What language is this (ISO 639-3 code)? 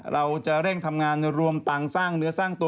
tha